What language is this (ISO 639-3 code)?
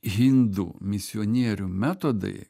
lit